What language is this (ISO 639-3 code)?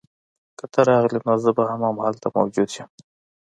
pus